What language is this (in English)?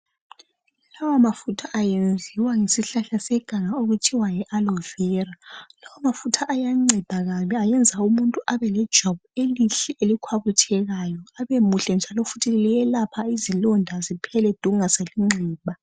North Ndebele